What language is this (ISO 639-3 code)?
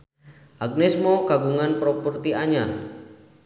sun